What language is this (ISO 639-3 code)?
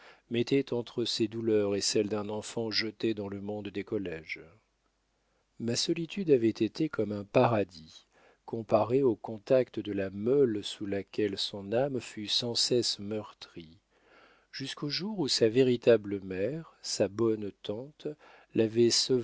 fra